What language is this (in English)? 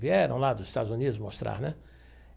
Portuguese